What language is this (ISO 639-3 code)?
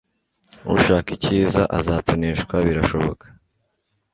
kin